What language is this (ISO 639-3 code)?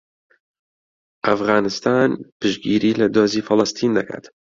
ckb